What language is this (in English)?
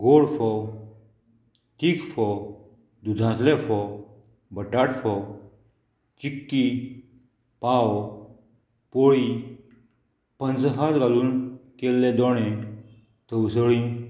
Konkani